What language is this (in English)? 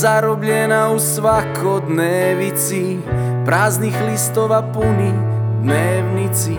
Croatian